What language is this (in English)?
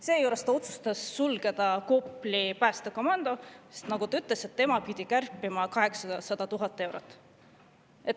Estonian